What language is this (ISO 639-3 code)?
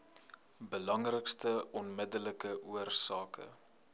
afr